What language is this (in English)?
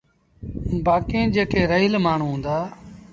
Sindhi Bhil